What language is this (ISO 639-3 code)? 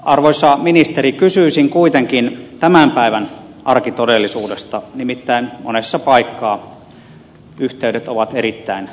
fin